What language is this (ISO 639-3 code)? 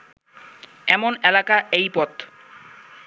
ben